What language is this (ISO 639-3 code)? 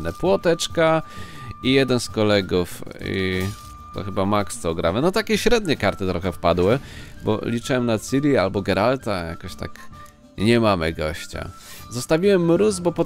pol